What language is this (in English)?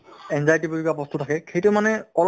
Assamese